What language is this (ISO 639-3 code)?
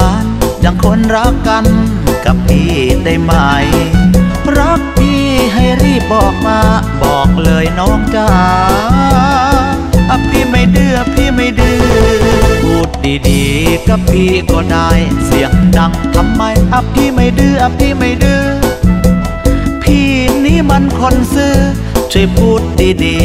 tha